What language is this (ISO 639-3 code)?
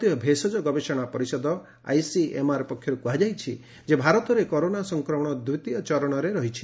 ori